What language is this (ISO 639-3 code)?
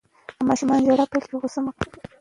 pus